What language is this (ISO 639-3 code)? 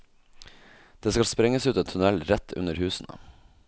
nor